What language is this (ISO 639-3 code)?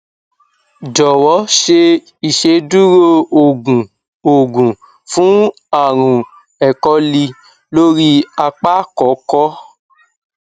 yor